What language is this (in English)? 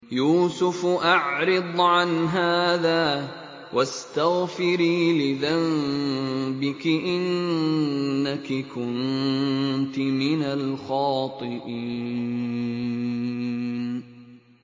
Arabic